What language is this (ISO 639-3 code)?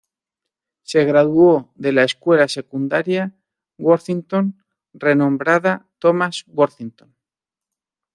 spa